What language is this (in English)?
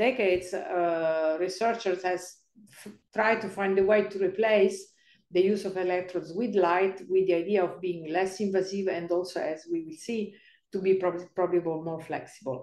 English